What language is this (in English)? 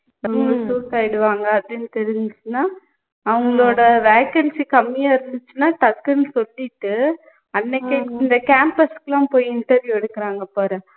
Tamil